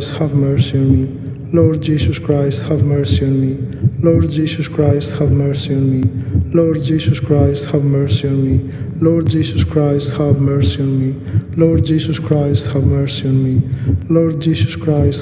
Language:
Greek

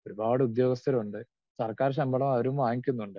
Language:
Malayalam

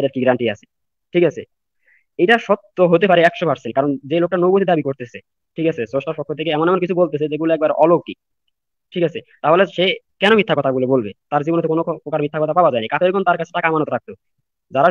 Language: Arabic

